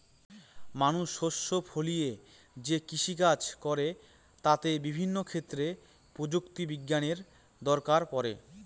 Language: Bangla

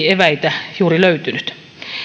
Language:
Finnish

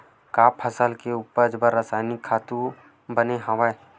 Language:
Chhattisgarhi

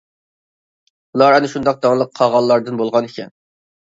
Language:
Uyghur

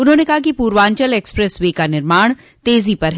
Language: Hindi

